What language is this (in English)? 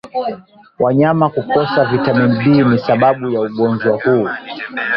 Swahili